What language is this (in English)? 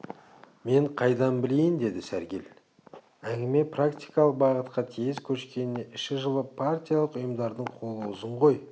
Kazakh